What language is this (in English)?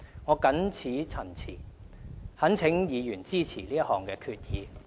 Cantonese